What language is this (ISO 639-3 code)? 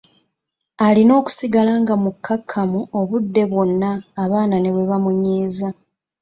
lug